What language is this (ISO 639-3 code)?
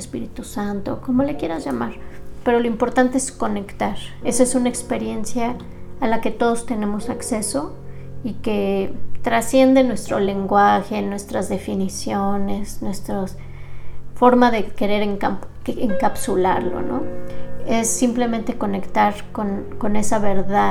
spa